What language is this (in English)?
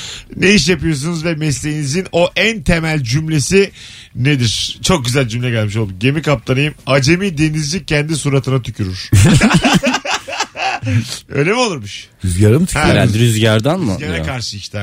Turkish